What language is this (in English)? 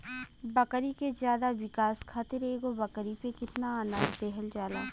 Bhojpuri